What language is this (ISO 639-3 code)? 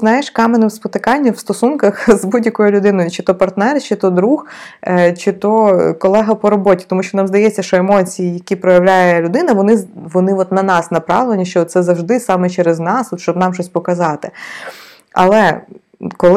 ukr